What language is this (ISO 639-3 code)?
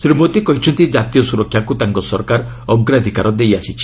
ori